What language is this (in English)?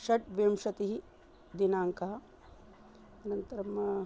Sanskrit